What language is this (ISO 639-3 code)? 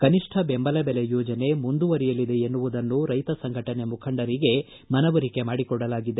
kan